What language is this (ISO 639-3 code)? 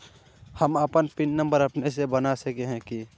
mag